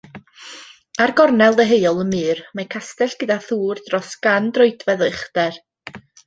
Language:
Welsh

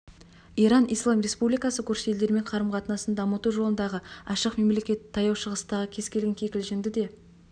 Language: Kazakh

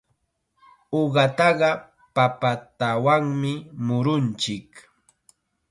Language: Chiquián Ancash Quechua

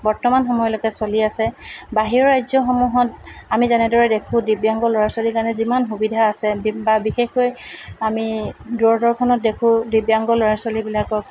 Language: Assamese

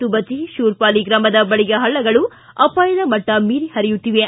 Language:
Kannada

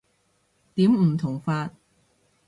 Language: Cantonese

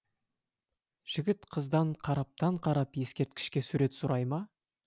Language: Kazakh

